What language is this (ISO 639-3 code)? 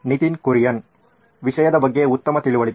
kan